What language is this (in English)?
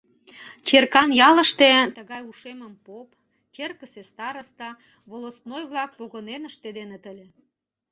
Mari